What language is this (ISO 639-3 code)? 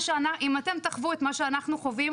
heb